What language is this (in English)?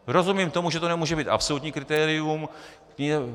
Czech